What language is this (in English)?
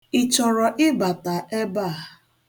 Igbo